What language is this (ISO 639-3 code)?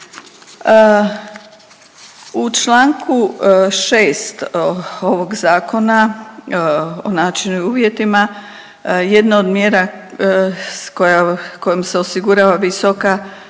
hrv